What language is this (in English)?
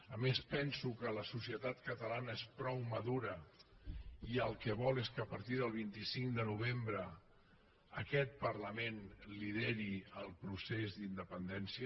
Catalan